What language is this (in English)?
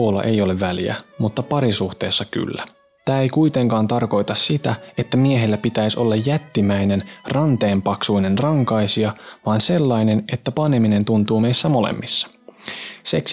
Finnish